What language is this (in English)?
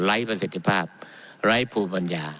Thai